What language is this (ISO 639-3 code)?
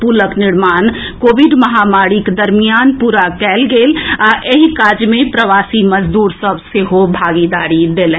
mai